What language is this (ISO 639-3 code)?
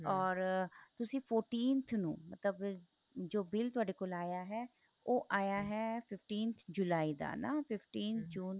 pan